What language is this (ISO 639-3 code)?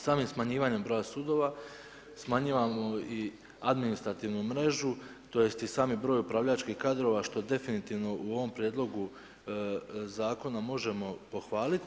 hrv